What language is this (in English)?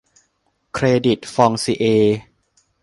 Thai